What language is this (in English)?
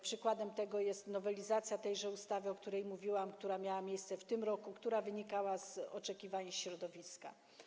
Polish